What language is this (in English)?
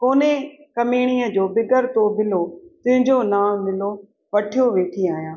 Sindhi